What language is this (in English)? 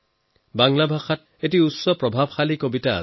Assamese